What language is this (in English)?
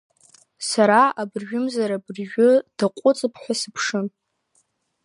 Abkhazian